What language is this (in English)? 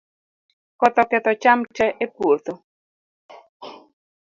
Luo (Kenya and Tanzania)